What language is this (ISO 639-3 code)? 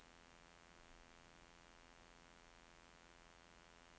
nor